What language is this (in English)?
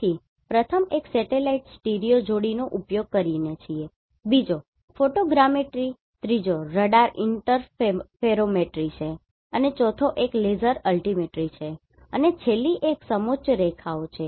Gujarati